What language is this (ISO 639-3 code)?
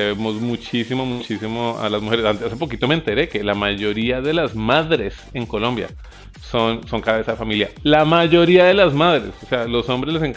spa